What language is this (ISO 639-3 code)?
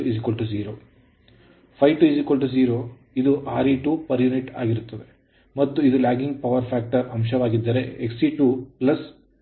kan